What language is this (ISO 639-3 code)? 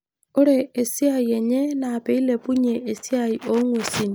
mas